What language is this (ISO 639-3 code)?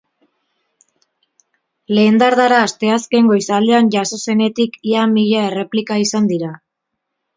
eus